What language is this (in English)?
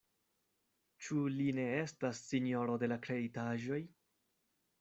Esperanto